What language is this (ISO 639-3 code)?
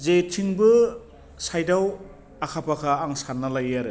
brx